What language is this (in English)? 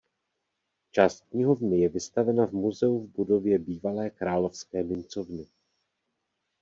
Czech